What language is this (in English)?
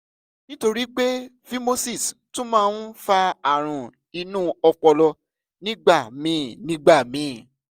Yoruba